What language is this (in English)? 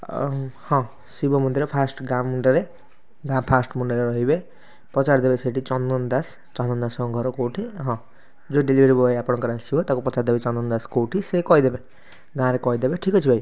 Odia